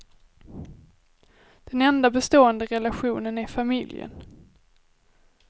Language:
Swedish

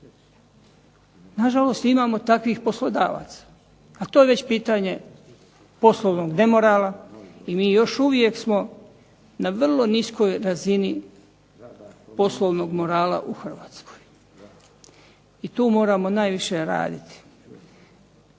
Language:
Croatian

